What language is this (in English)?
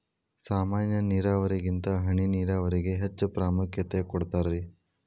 Kannada